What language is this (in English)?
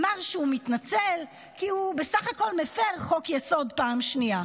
Hebrew